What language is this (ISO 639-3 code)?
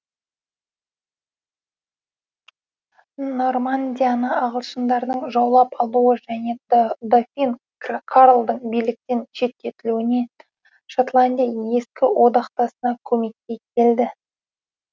kaz